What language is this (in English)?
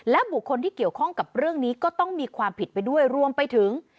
Thai